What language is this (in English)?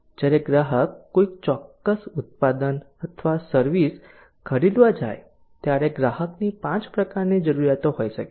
Gujarati